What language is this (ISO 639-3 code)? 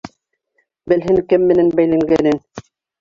bak